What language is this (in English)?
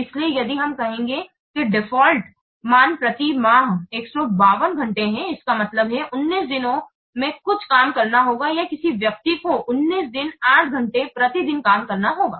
Hindi